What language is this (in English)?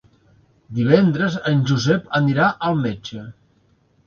Catalan